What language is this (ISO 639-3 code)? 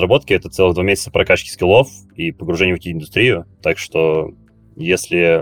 rus